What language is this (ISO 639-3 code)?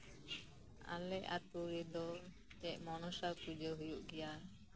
sat